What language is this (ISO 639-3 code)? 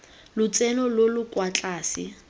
tsn